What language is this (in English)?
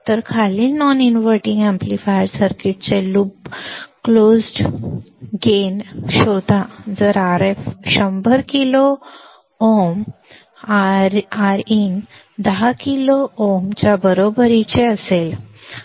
Marathi